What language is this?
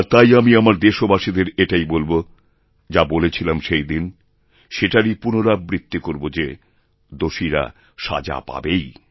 Bangla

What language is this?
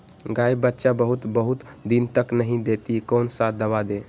Magahi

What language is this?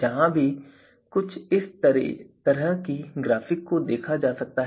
Hindi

